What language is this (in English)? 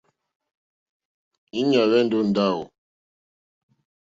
Mokpwe